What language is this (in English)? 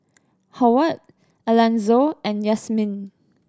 English